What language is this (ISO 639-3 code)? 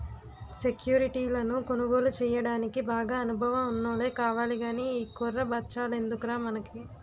tel